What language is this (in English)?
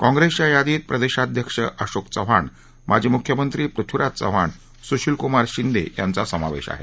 Marathi